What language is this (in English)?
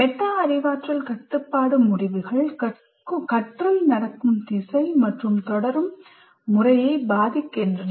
Tamil